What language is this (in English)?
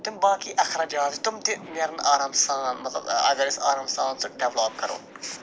Kashmiri